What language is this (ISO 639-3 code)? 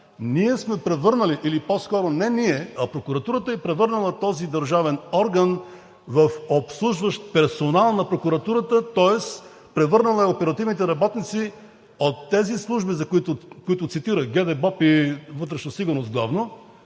bul